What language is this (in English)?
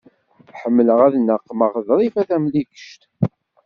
Kabyle